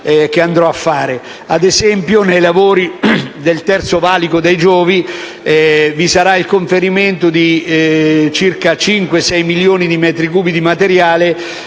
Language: Italian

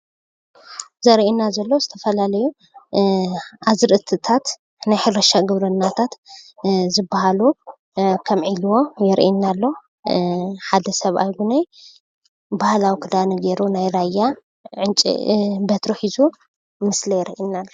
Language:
Tigrinya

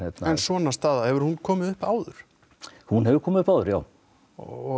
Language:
Icelandic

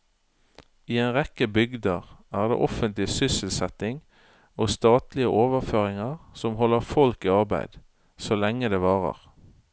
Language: Norwegian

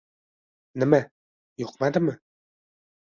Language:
Uzbek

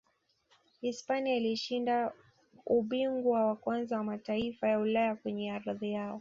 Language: Swahili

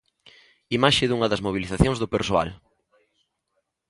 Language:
Galician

